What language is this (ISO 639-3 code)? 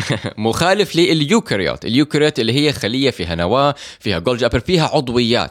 ara